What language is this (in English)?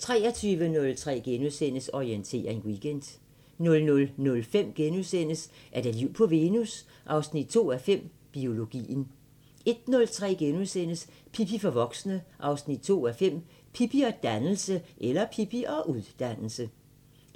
Danish